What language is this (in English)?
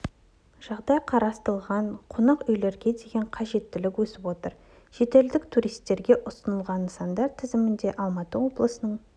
Kazakh